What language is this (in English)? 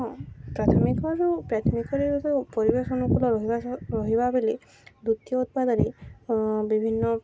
Odia